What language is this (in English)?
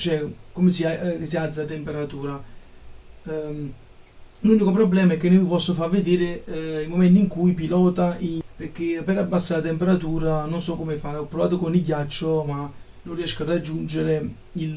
Italian